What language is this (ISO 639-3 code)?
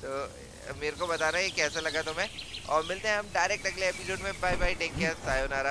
hin